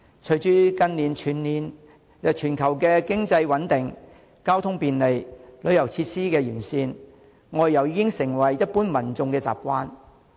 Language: Cantonese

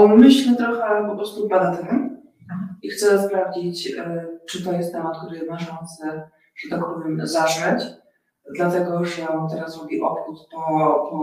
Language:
Polish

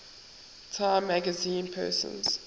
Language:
English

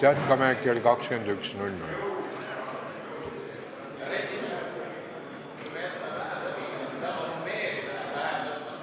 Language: Estonian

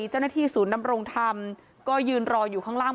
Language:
Thai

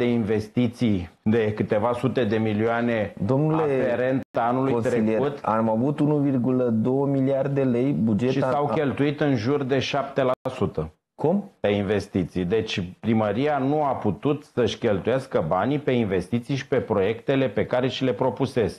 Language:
Romanian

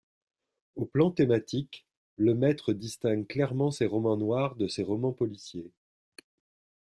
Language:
French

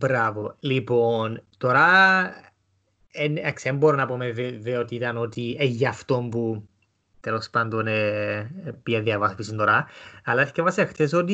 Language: Greek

